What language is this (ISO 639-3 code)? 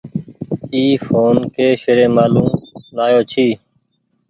gig